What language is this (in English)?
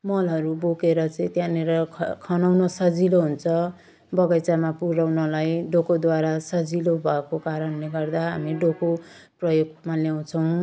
Nepali